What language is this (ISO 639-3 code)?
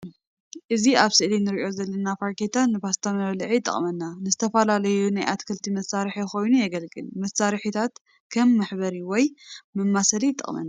tir